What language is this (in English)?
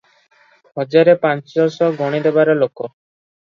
Odia